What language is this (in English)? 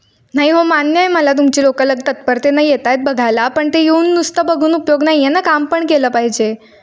Marathi